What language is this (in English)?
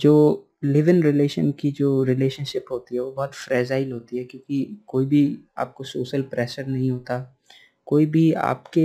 Hindi